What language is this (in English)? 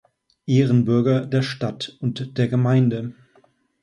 German